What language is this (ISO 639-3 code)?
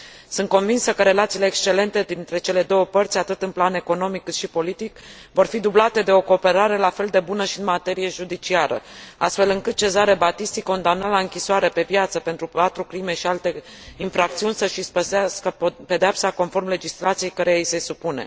ron